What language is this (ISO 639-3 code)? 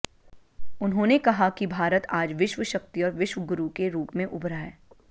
hin